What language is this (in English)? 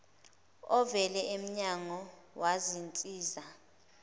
Zulu